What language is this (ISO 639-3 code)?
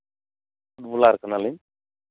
sat